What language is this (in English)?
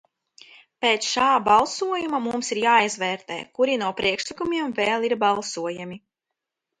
Latvian